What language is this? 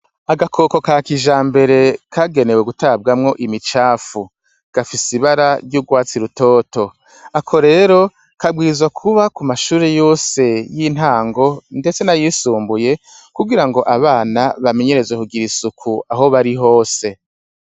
Rundi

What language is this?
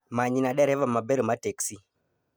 Luo (Kenya and Tanzania)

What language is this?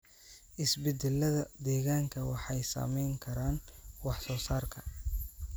Somali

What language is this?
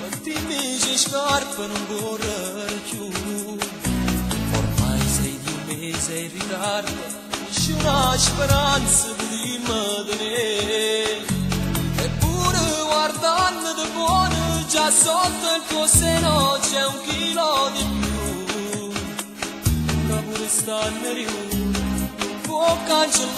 Arabic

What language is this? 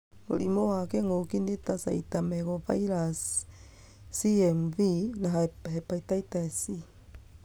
Kikuyu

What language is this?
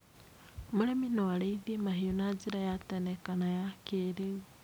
Kikuyu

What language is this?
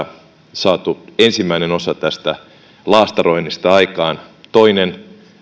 Finnish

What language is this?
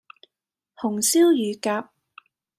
Cantonese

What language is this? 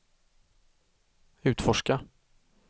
Swedish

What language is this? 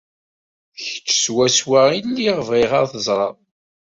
Kabyle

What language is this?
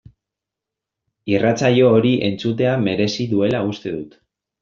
Basque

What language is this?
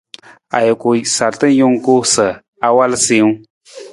Nawdm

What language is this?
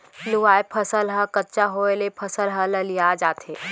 Chhattisgarhi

